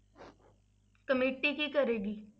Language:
Punjabi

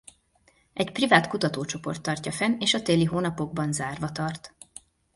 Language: Hungarian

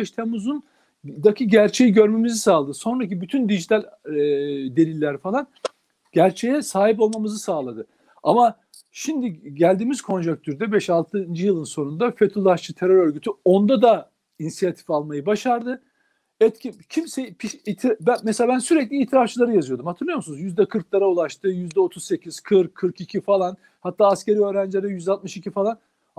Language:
Turkish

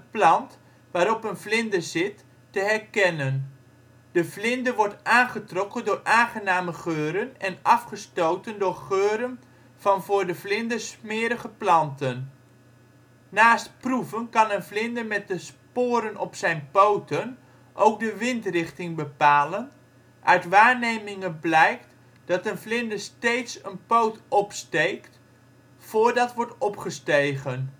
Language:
Dutch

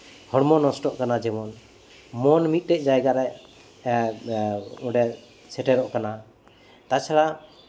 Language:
Santali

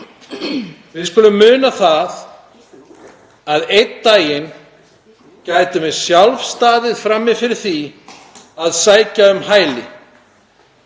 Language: Icelandic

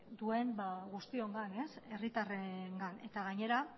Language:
Basque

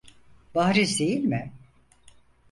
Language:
Turkish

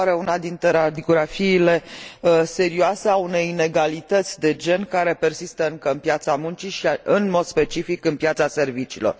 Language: Romanian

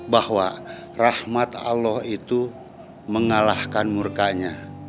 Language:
Indonesian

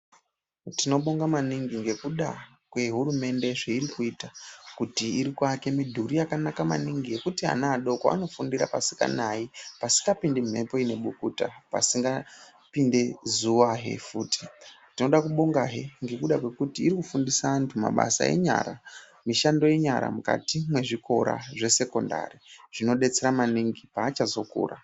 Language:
Ndau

